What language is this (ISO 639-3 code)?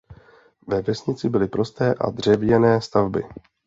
ces